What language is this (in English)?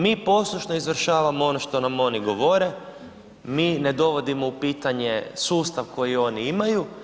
Croatian